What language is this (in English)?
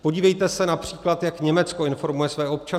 Czech